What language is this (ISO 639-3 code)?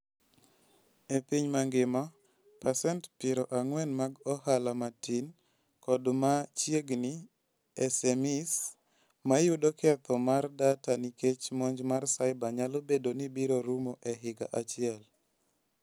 luo